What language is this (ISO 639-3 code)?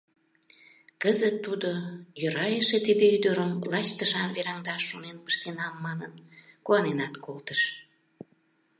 chm